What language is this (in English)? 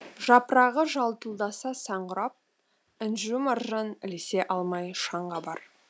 Kazakh